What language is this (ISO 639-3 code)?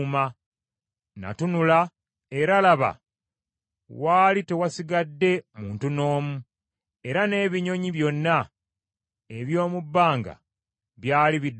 lug